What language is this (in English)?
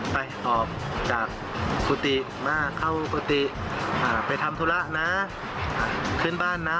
Thai